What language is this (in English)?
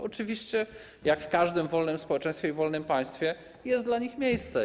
Polish